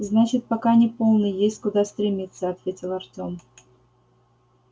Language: Russian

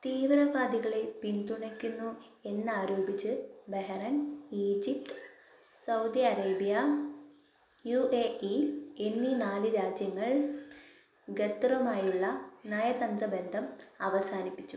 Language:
Malayalam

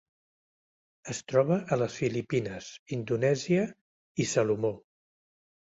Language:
Catalan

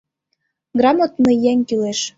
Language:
Mari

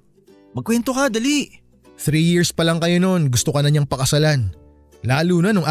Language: Filipino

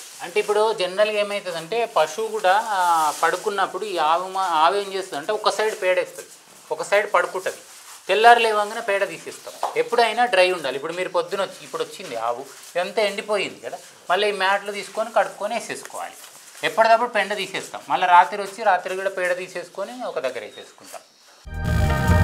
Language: Telugu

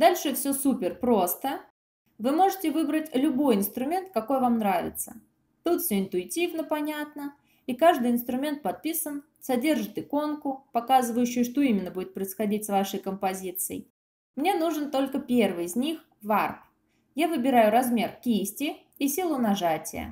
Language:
Russian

